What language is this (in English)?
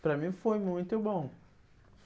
Portuguese